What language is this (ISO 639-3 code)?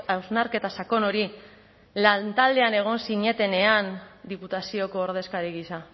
eus